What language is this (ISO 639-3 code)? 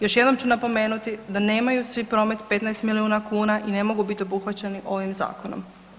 hrv